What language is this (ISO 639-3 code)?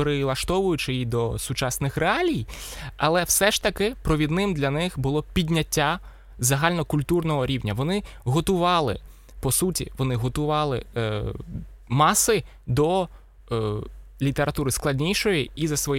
ukr